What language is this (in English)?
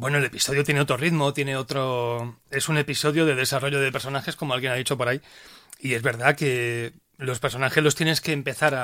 Spanish